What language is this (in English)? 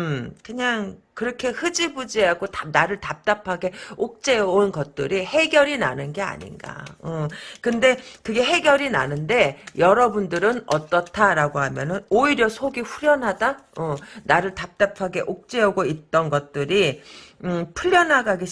Korean